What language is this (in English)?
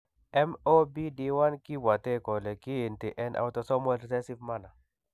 Kalenjin